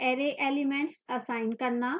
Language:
Hindi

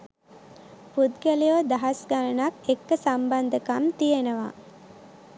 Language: Sinhala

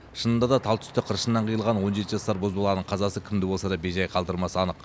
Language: Kazakh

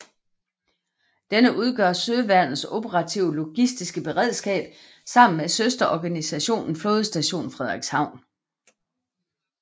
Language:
Danish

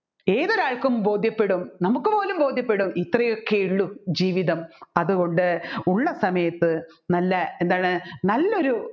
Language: Malayalam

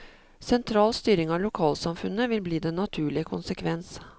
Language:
Norwegian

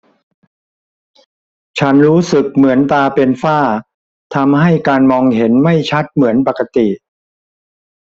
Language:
Thai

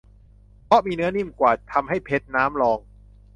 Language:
Thai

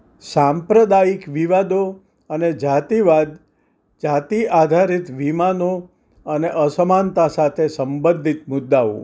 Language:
Gujarati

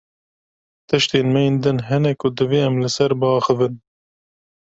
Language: Kurdish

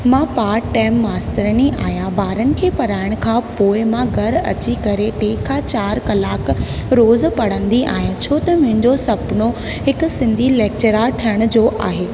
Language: Sindhi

